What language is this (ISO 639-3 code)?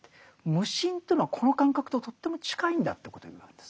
jpn